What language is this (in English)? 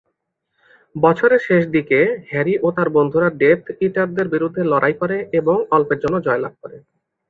Bangla